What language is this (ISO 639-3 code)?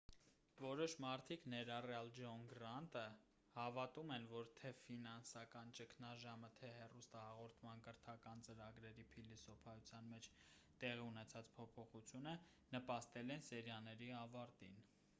hye